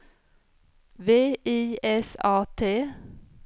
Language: Swedish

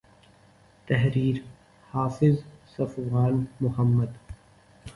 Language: Urdu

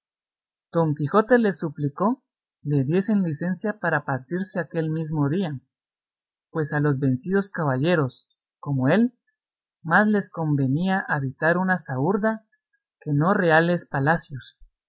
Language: Spanish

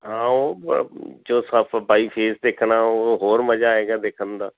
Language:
Punjabi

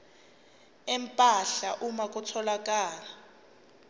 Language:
Zulu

